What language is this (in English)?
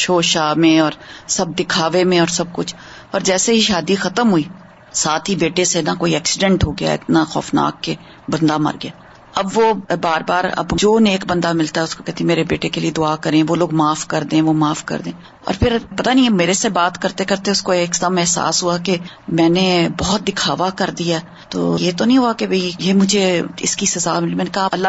Urdu